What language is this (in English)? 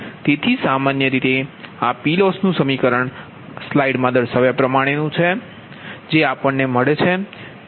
Gujarati